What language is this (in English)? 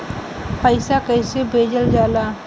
Bhojpuri